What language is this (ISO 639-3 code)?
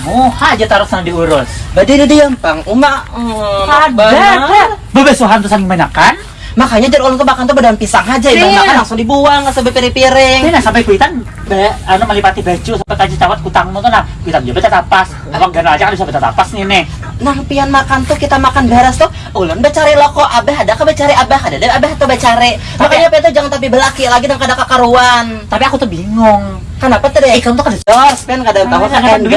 ind